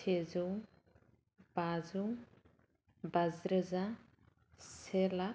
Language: Bodo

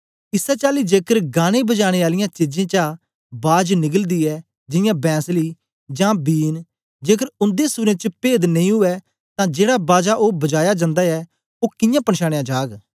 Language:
Dogri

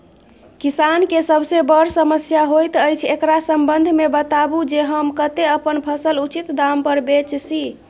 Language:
Maithili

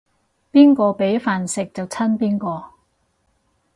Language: Cantonese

